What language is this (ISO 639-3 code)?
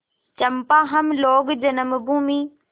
hin